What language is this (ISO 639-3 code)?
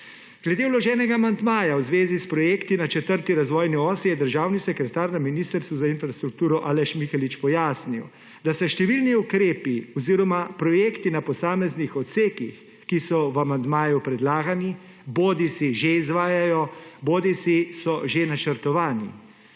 slv